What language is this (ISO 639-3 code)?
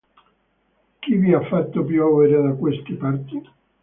ita